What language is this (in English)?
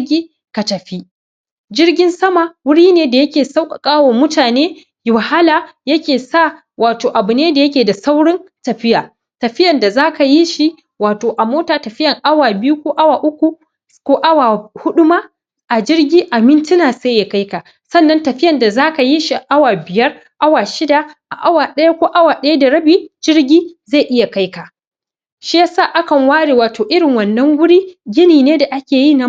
Hausa